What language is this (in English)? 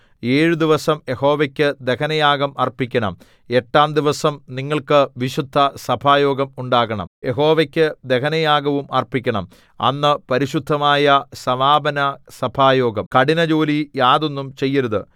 Malayalam